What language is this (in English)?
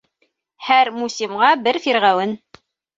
Bashkir